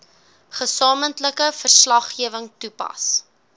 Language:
Afrikaans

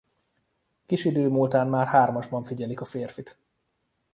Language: Hungarian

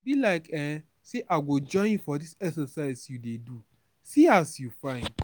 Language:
Nigerian Pidgin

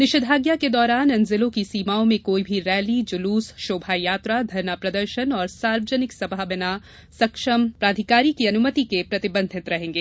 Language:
Hindi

